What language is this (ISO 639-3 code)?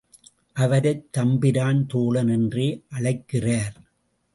tam